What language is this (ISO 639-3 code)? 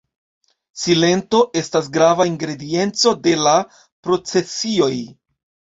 epo